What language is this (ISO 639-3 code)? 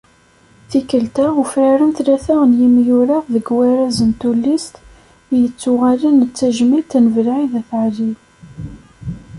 kab